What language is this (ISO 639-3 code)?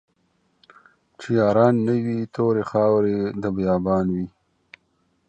pus